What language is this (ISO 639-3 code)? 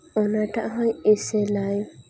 sat